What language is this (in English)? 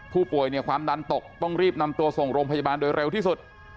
Thai